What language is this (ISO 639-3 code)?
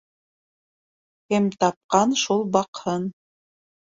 bak